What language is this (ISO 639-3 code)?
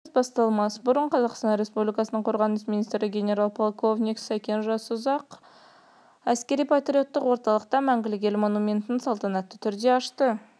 kaz